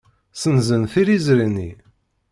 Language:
Kabyle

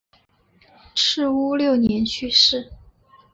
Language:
Chinese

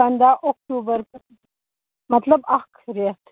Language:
Kashmiri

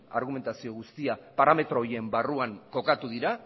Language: Basque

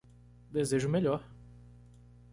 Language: Portuguese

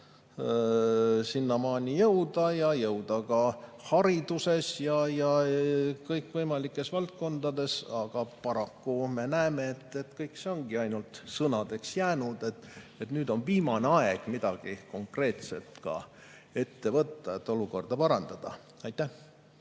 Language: Estonian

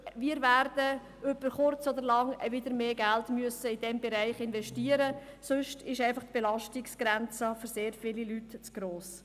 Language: Swiss German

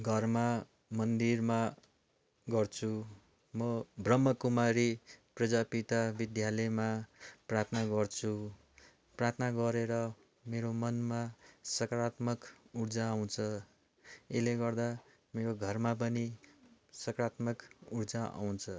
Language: Nepali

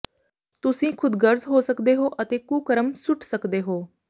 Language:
Punjabi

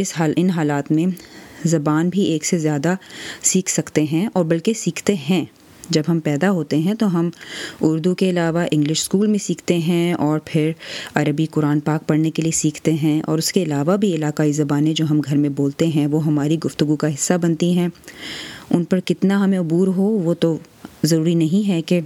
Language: Urdu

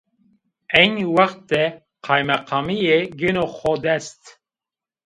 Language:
Zaza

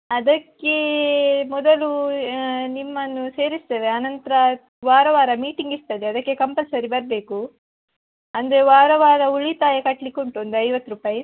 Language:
Kannada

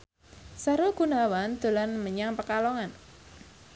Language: Javanese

